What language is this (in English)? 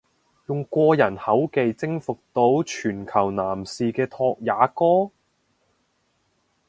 Cantonese